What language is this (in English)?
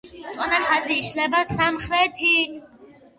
Georgian